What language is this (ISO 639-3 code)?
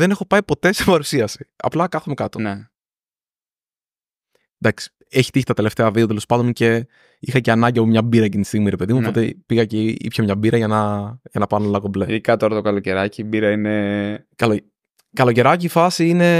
ell